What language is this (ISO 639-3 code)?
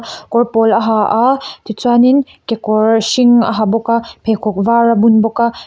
lus